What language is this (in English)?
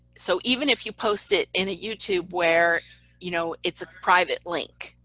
English